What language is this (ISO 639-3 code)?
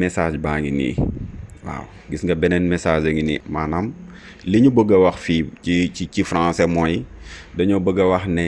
fra